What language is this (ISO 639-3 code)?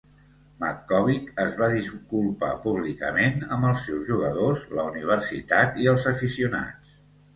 cat